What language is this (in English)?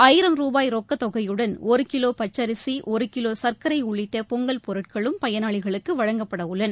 Tamil